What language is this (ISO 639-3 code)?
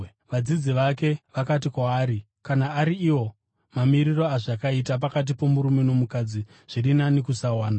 sna